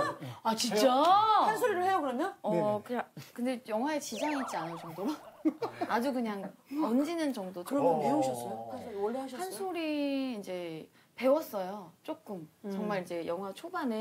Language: Korean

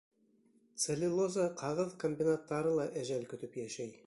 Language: Bashkir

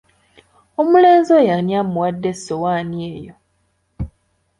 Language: Ganda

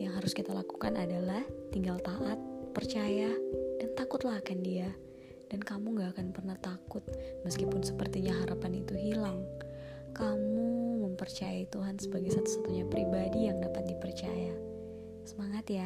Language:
Indonesian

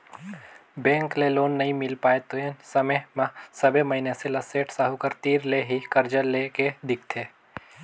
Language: Chhattisgarhi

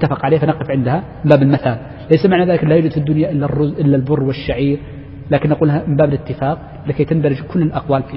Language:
Arabic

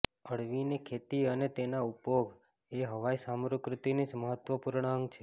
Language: Gujarati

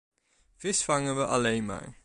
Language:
Dutch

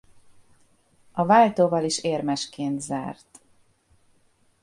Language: Hungarian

